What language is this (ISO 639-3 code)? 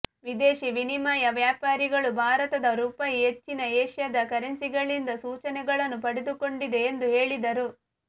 kan